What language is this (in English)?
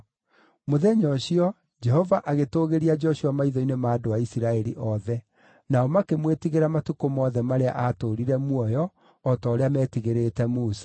Kikuyu